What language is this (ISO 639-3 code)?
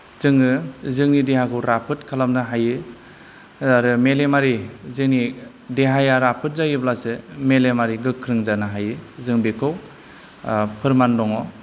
brx